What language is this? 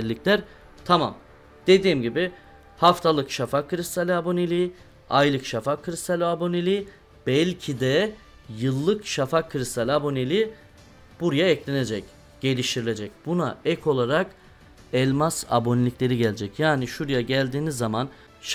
Turkish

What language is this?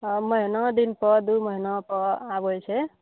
Maithili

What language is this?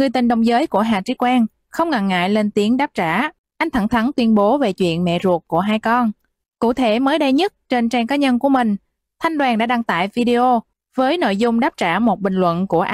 Vietnamese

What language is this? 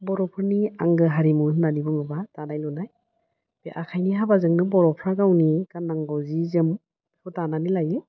Bodo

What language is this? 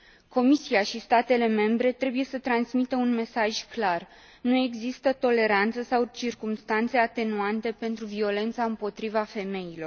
Romanian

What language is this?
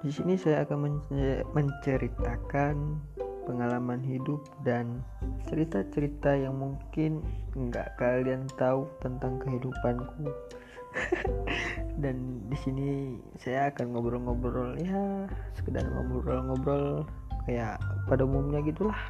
Indonesian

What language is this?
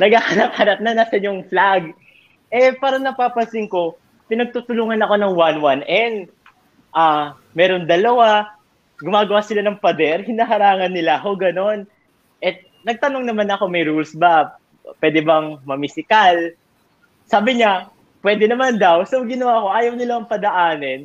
Filipino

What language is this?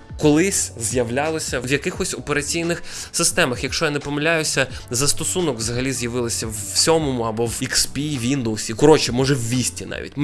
Ukrainian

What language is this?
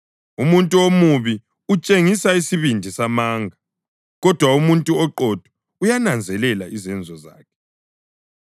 North Ndebele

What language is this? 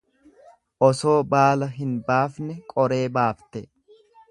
Oromo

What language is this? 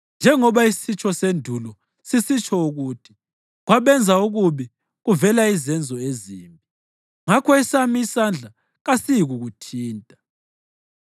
North Ndebele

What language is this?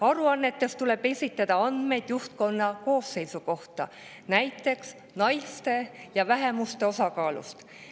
Estonian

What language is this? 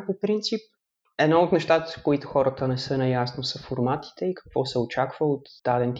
Bulgarian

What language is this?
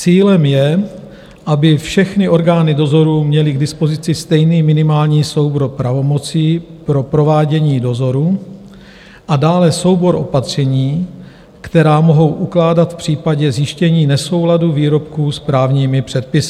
Czech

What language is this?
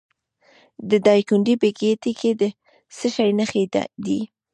Pashto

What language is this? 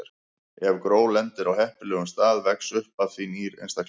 Icelandic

